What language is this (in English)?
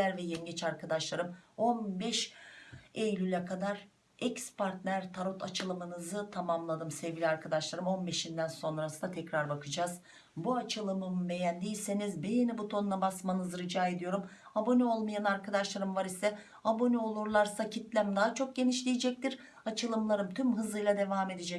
Turkish